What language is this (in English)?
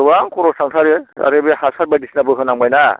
Bodo